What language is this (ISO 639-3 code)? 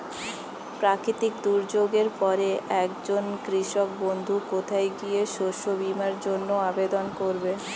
ben